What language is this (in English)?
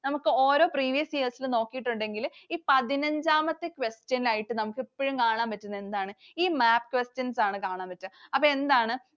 Malayalam